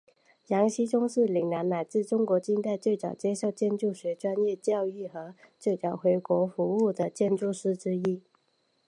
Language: Chinese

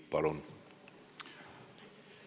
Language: Estonian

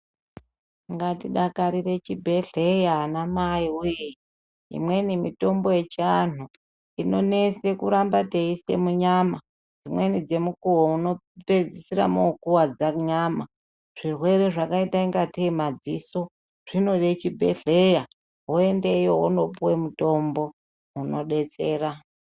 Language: Ndau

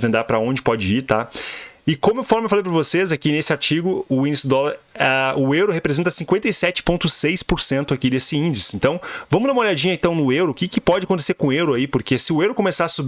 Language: Portuguese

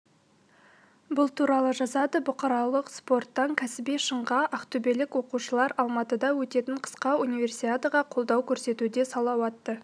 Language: Kazakh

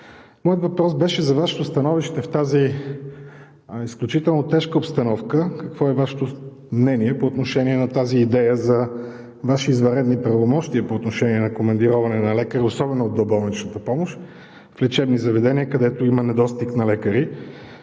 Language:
Bulgarian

